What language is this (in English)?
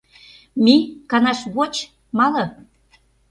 Mari